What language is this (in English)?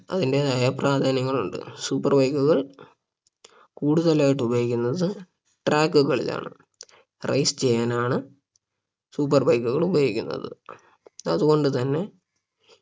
Malayalam